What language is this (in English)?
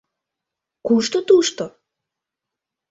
Mari